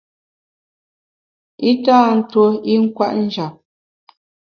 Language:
Bamun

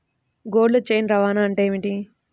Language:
Telugu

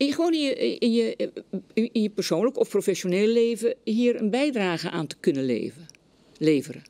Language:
Dutch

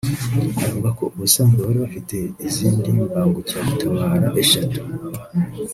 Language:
Kinyarwanda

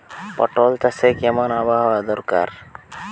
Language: Bangla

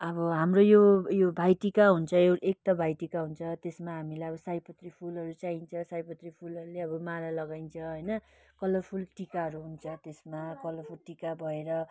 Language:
Nepali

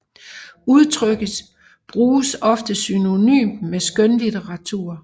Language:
Danish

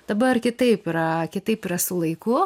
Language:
Lithuanian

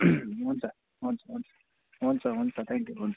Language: Nepali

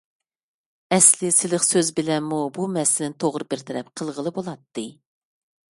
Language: Uyghur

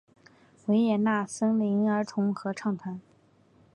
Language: Chinese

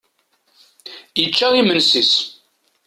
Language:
Kabyle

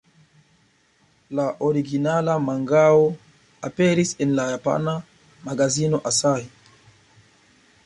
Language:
Esperanto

